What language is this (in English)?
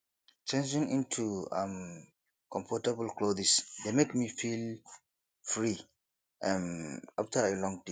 Nigerian Pidgin